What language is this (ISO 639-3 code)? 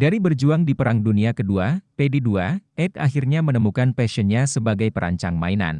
ind